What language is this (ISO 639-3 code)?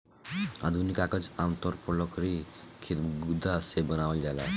bho